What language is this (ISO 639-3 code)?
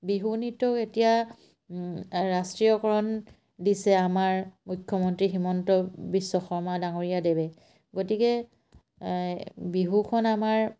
asm